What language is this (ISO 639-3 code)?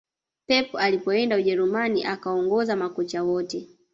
swa